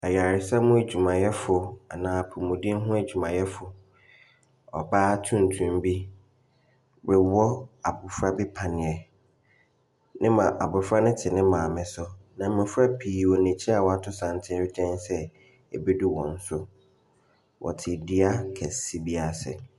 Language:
Akan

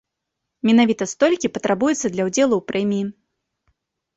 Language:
Belarusian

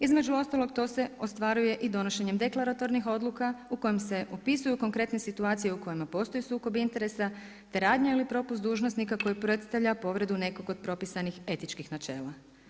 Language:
Croatian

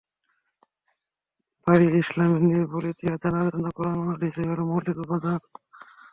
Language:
Bangla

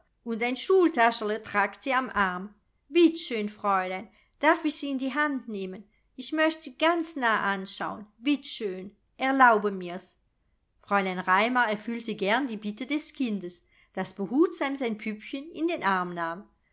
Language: German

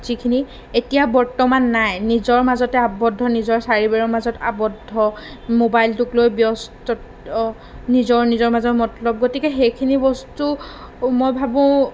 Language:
Assamese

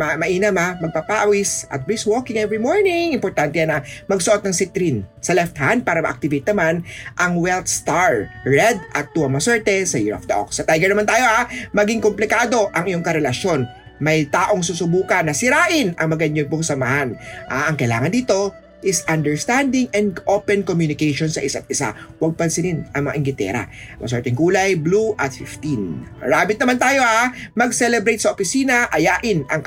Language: Filipino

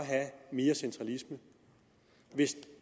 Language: Danish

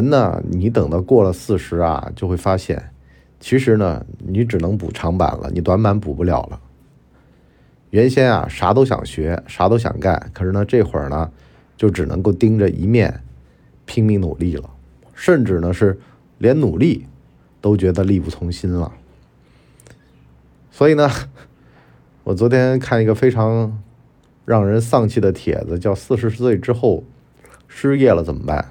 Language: Chinese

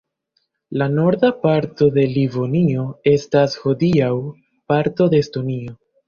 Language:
Esperanto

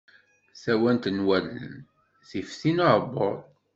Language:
Kabyle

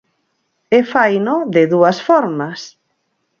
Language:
Galician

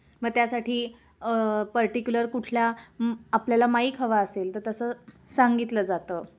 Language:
Marathi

